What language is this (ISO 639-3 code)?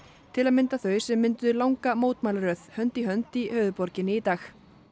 isl